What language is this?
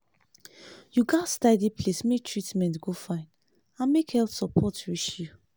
Nigerian Pidgin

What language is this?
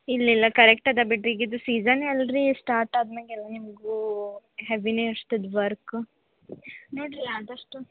Kannada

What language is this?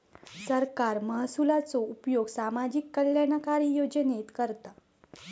Marathi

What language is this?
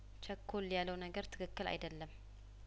Amharic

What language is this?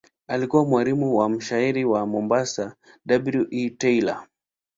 Swahili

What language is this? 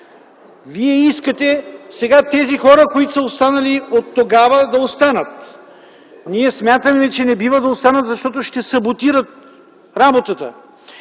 Bulgarian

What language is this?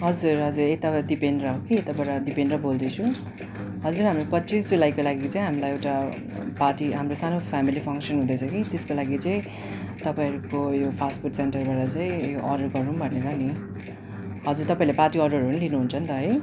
Nepali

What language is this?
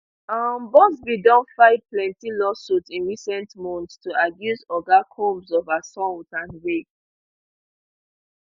Nigerian Pidgin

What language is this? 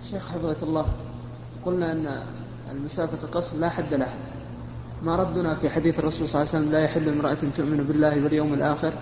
Arabic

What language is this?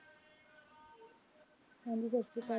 Punjabi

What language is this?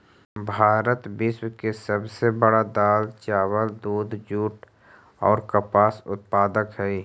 Magahi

